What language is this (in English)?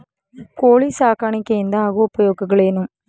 Kannada